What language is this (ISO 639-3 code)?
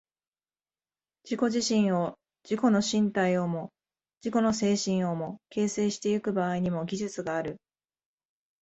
jpn